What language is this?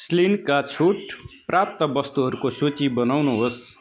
Nepali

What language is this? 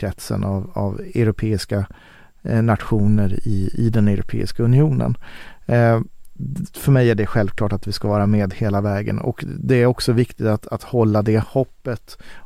Swedish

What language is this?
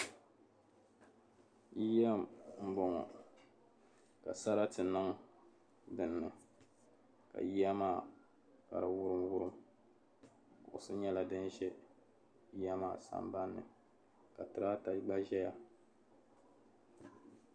Dagbani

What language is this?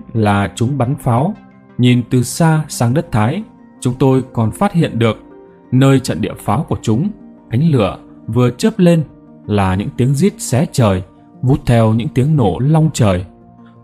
Vietnamese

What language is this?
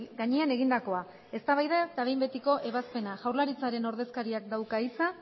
Basque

